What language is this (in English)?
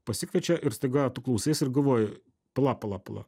Lithuanian